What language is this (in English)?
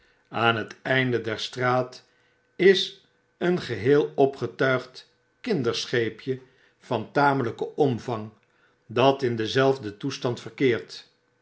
Dutch